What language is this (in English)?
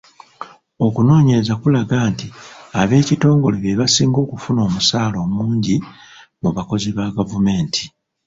Ganda